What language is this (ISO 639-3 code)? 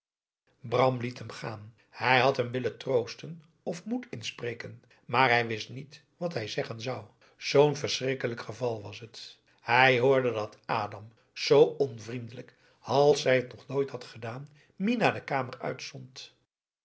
nld